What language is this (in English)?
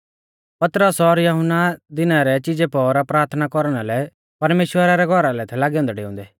Mahasu Pahari